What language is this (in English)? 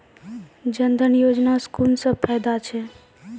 Maithili